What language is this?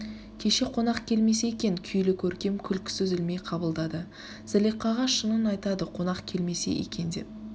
Kazakh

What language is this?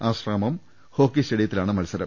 Malayalam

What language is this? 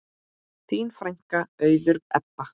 Icelandic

